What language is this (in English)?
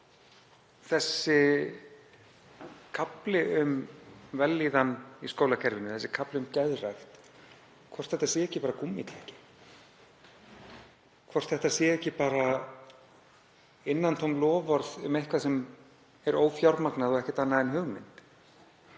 Icelandic